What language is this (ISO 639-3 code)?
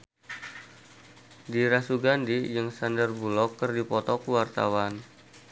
sun